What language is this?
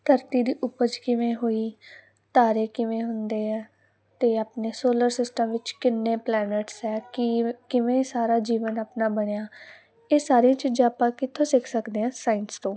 Punjabi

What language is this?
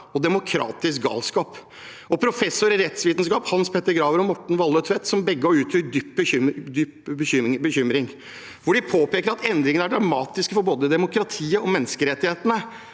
Norwegian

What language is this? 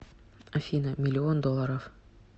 Russian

